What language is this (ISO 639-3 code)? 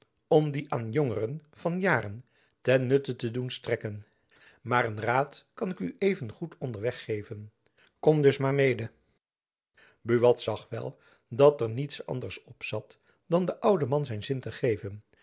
nld